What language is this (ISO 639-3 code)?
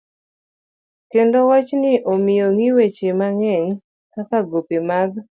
luo